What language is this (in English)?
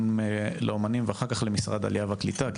Hebrew